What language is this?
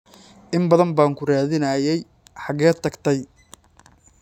Somali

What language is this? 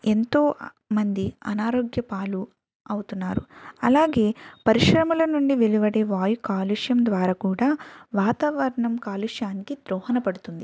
Telugu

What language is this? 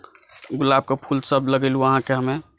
Maithili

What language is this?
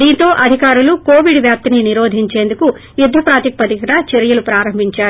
Telugu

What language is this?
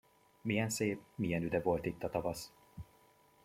Hungarian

